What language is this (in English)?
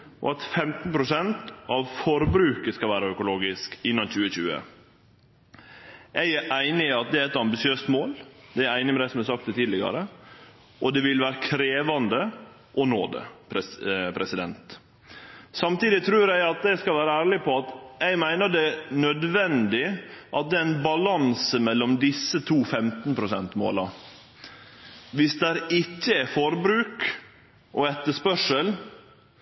Norwegian Nynorsk